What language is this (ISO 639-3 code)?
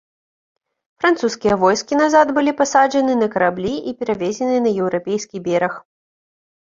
bel